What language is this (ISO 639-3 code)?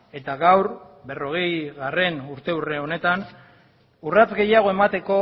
eus